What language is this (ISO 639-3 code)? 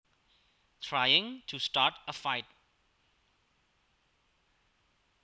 jav